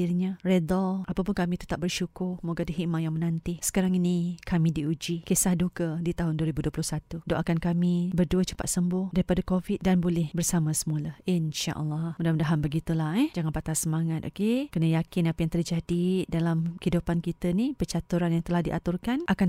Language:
Malay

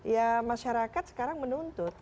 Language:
Indonesian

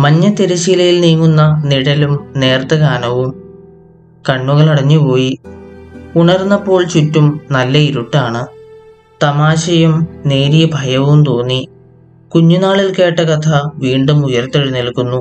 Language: Malayalam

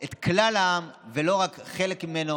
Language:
Hebrew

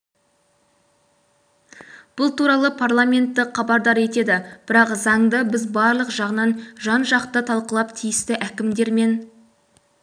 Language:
Kazakh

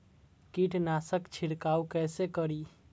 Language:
Maithili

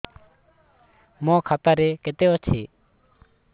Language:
Odia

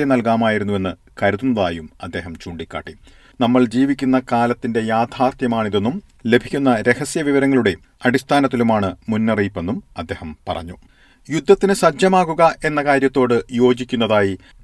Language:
Malayalam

